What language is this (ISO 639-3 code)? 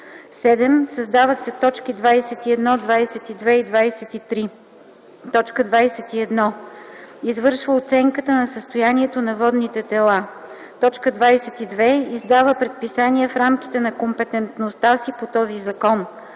bul